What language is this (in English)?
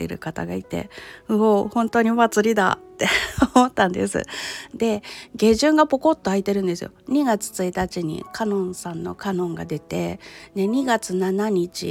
Japanese